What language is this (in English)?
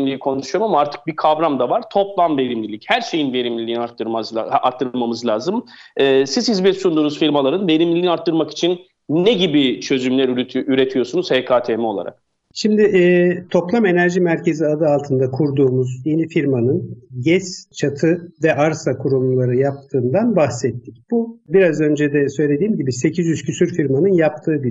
Turkish